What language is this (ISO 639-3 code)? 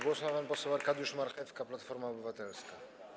pol